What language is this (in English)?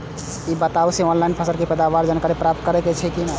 Maithili